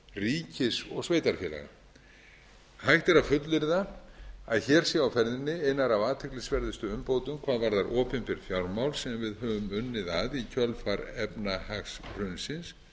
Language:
Icelandic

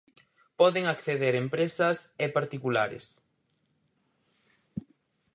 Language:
Galician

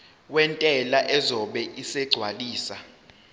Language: Zulu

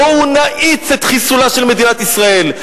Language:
Hebrew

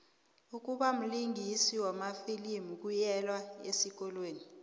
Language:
South Ndebele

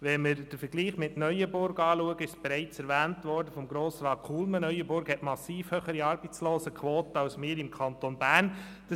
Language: Swiss German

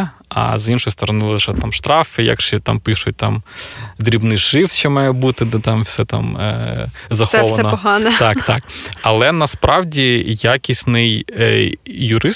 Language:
Ukrainian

